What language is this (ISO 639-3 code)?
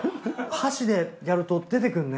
jpn